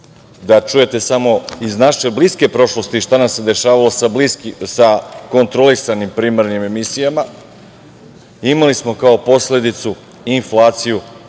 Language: Serbian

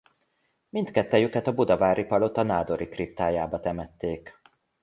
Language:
Hungarian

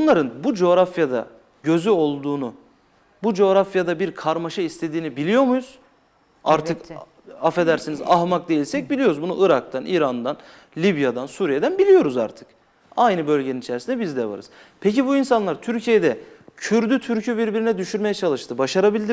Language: Turkish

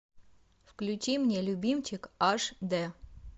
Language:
Russian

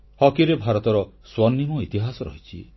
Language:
Odia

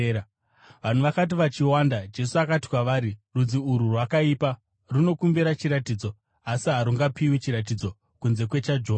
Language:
Shona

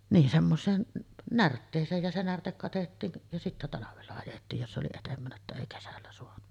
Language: Finnish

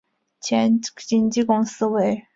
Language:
Chinese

